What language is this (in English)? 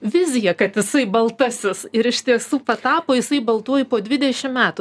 Lithuanian